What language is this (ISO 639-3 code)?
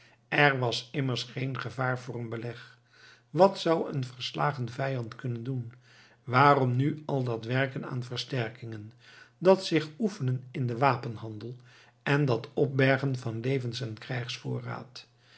nld